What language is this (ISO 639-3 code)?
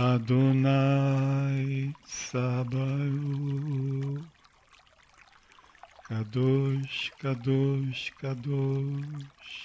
rus